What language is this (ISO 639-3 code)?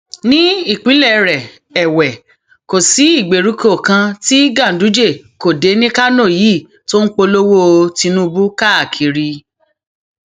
yor